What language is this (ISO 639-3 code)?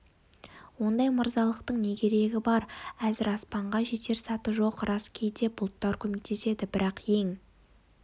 kaz